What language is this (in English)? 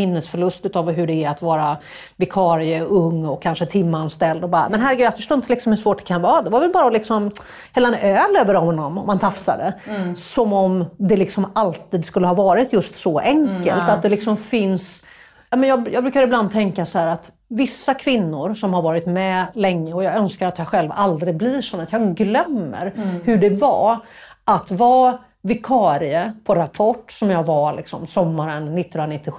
Swedish